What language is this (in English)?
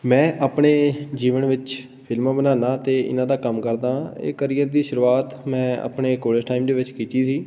Punjabi